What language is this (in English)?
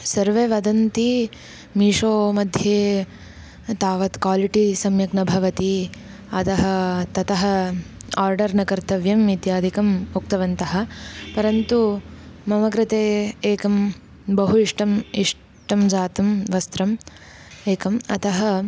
Sanskrit